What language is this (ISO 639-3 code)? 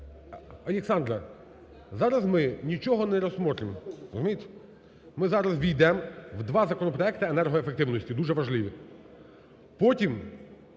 ukr